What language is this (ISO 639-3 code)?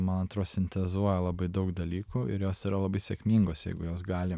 lit